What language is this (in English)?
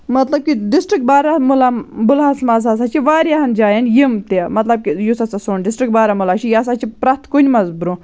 Kashmiri